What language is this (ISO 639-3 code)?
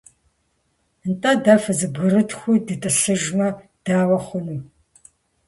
kbd